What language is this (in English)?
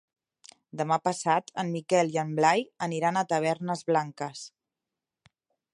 Catalan